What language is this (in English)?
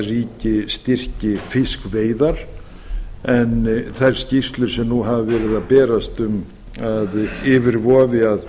Icelandic